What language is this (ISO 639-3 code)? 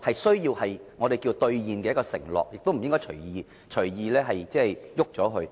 yue